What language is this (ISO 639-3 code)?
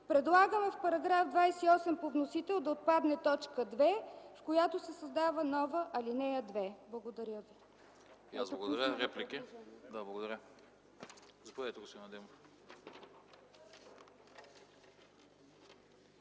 bul